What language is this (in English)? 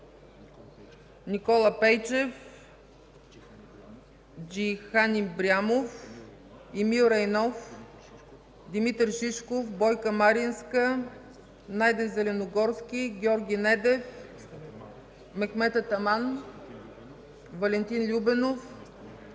Bulgarian